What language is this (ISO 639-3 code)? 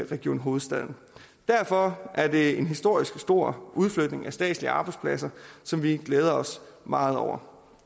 dan